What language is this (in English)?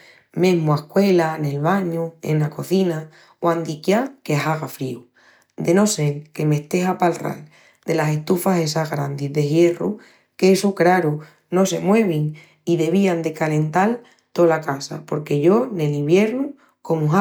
Extremaduran